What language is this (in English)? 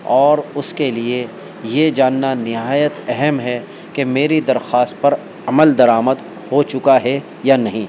Urdu